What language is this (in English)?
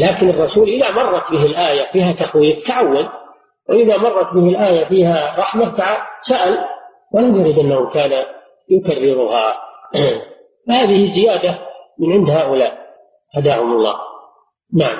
Arabic